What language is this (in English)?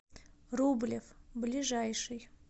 Russian